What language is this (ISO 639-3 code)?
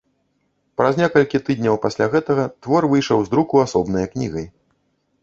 bel